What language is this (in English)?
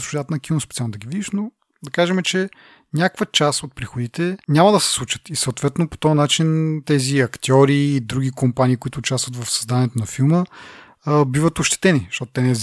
Bulgarian